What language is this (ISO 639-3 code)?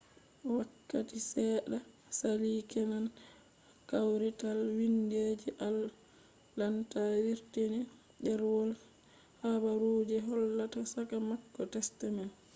ful